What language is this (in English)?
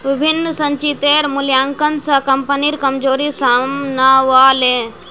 Magahi